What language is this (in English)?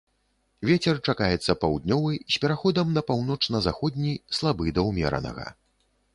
Belarusian